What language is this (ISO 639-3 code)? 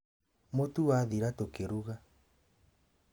kik